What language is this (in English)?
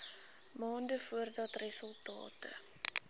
Afrikaans